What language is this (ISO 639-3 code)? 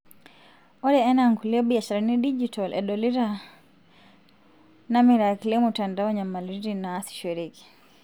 mas